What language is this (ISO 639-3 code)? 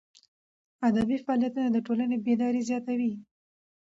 pus